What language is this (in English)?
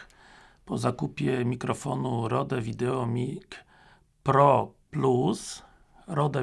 Polish